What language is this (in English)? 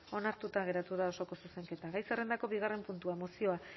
Basque